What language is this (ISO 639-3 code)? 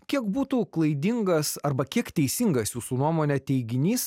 lit